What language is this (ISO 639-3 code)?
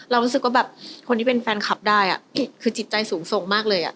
tha